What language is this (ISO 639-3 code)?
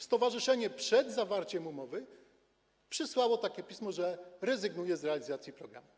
pol